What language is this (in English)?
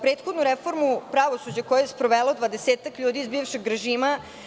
Serbian